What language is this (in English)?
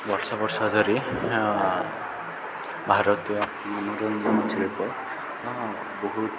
Odia